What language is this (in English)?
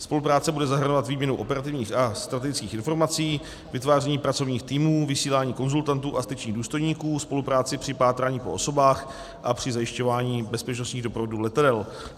Czech